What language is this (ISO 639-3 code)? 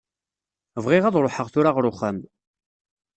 kab